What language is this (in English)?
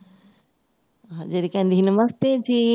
Punjabi